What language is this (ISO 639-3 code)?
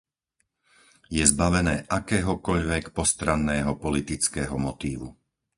slk